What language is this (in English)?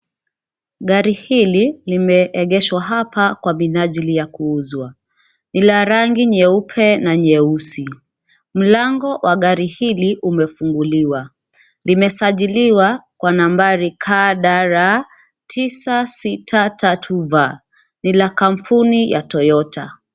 Swahili